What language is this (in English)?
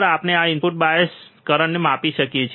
Gujarati